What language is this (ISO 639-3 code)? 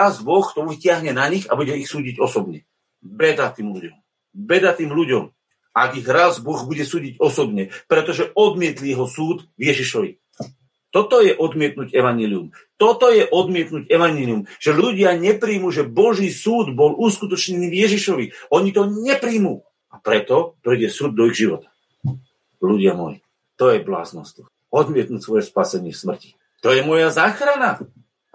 slk